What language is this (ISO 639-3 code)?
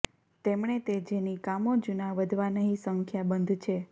guj